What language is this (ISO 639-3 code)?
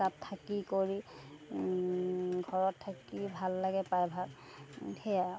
asm